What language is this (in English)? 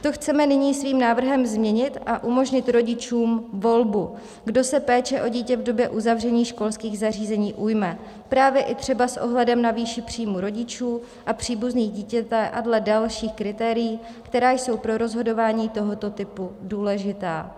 Czech